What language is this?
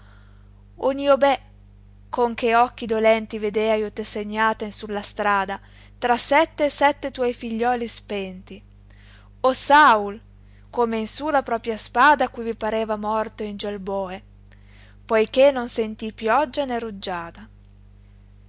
Italian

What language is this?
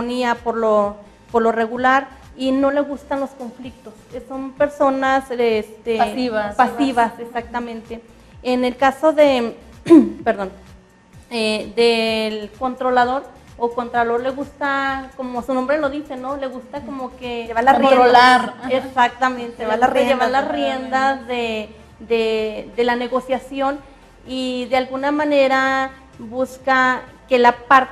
Spanish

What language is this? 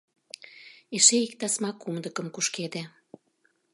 Mari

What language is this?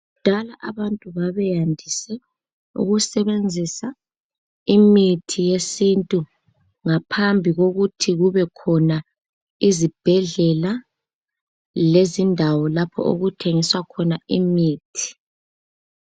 North Ndebele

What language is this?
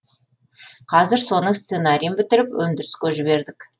Kazakh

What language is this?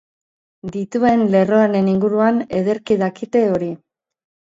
Basque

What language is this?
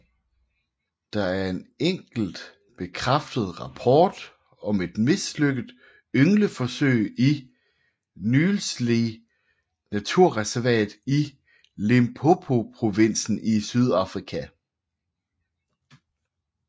Danish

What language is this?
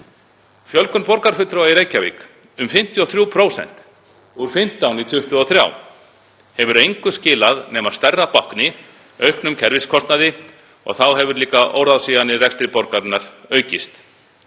Icelandic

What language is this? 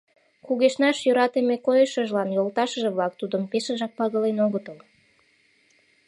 Mari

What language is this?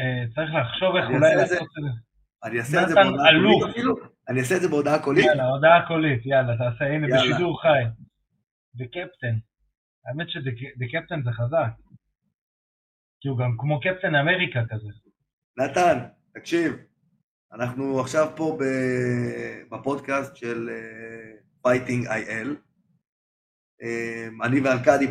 Hebrew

